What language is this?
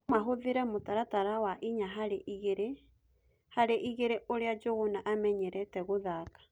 Kikuyu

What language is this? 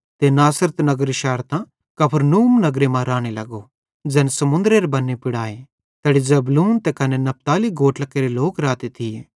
Bhadrawahi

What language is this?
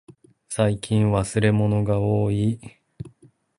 Japanese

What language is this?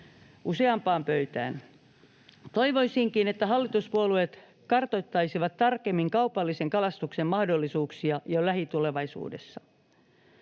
Finnish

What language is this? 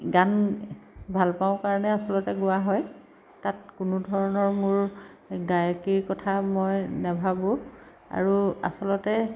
Assamese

